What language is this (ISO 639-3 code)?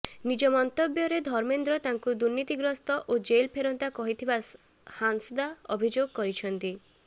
ori